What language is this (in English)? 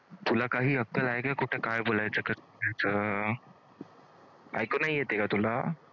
Marathi